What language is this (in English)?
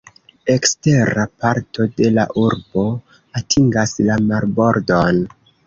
Esperanto